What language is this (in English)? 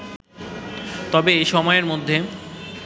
Bangla